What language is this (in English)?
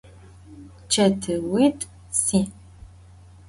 Adyghe